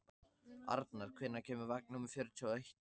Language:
Icelandic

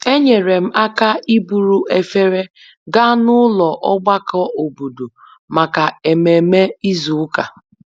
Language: Igbo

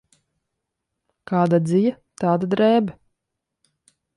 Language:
Latvian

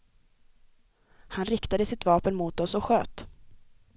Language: Swedish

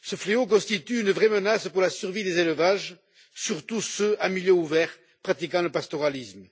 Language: French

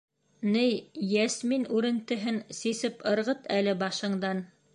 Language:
Bashkir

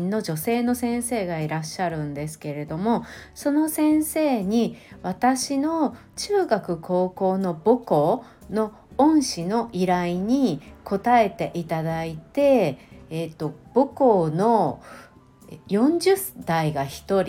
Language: Japanese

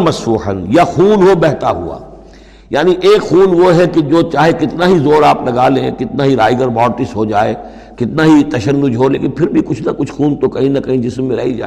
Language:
Urdu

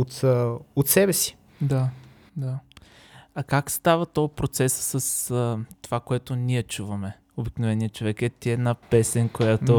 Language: Bulgarian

